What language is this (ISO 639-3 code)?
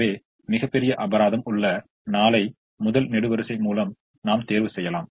tam